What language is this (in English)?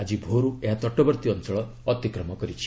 Odia